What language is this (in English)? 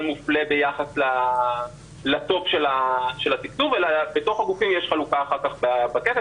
Hebrew